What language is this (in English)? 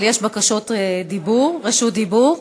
Hebrew